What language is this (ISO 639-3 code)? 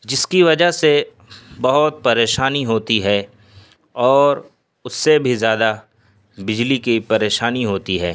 urd